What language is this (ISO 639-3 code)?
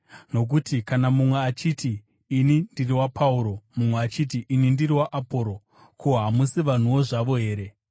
sna